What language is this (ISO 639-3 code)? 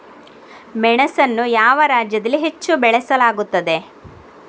kan